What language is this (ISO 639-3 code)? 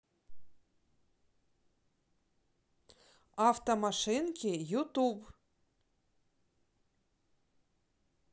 rus